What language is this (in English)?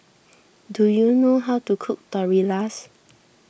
English